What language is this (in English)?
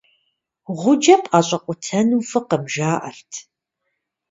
Kabardian